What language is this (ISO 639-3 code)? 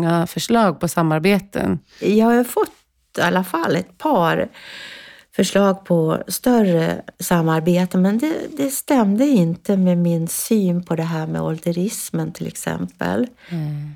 swe